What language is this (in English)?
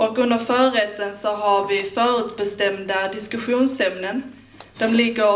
Swedish